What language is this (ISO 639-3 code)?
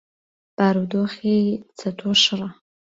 ckb